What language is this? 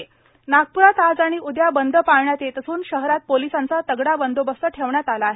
Marathi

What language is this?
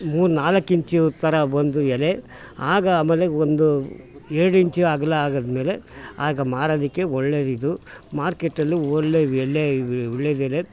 Kannada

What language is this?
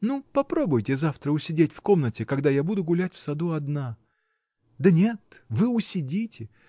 Russian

